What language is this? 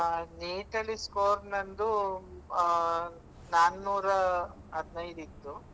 Kannada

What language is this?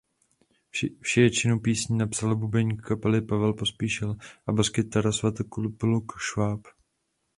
Czech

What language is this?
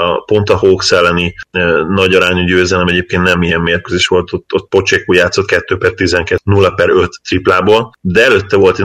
Hungarian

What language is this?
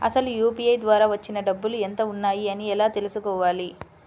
Telugu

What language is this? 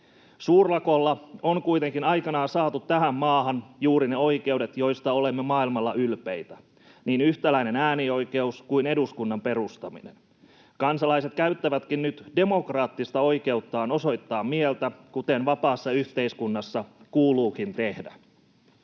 Finnish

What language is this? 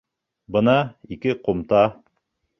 Bashkir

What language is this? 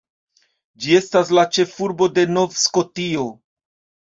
Esperanto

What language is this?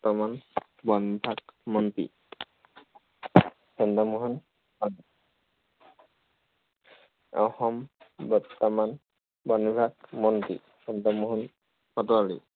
Assamese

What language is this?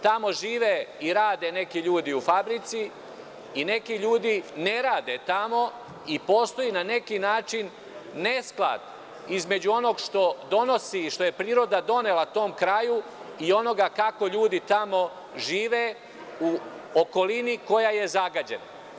Serbian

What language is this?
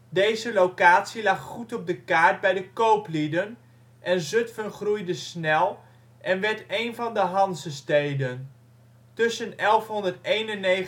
Dutch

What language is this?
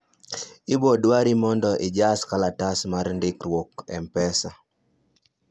Luo (Kenya and Tanzania)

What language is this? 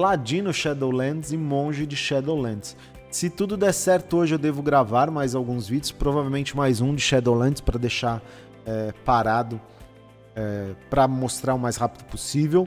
Portuguese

